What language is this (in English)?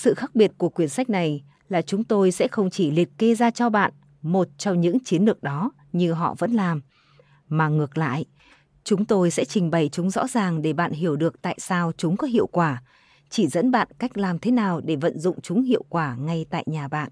Vietnamese